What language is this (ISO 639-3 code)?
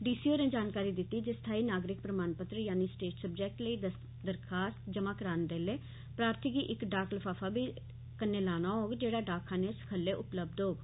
doi